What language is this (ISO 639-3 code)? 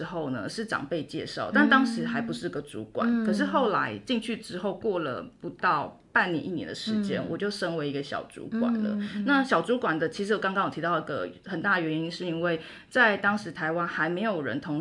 zho